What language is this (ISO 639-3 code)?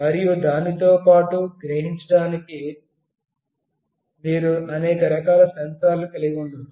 tel